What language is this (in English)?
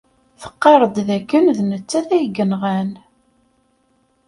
Kabyle